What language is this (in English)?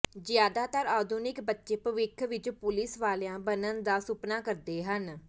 Punjabi